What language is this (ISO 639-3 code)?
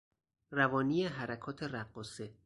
fas